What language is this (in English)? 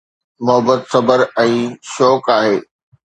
Sindhi